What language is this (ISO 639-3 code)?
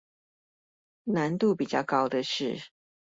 zho